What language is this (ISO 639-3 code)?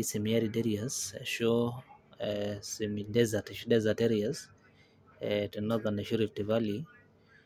mas